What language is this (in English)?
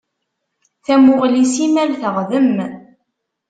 Kabyle